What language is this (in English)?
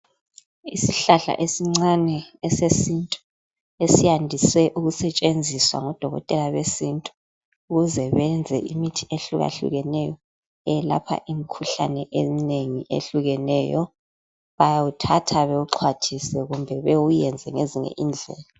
North Ndebele